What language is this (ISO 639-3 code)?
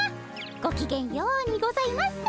jpn